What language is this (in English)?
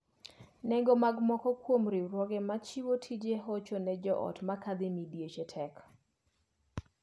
Luo (Kenya and Tanzania)